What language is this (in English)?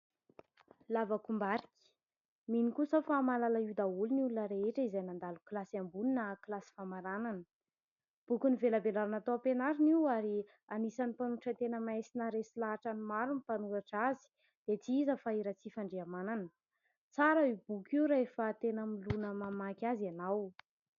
Malagasy